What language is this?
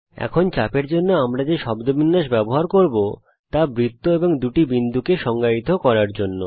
Bangla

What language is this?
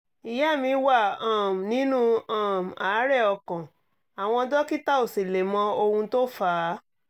Yoruba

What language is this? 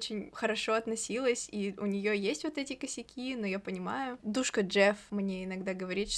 Russian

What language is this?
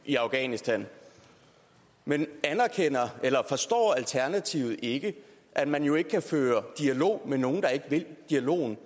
Danish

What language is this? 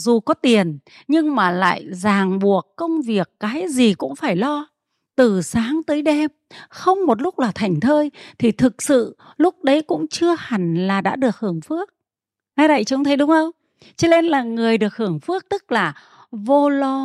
Vietnamese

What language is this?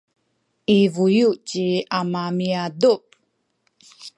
Sakizaya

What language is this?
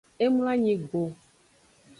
Aja (Benin)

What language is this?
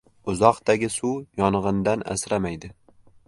Uzbek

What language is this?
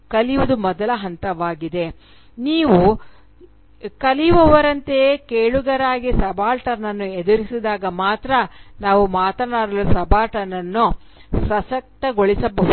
Kannada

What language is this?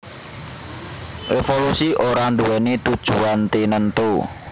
Javanese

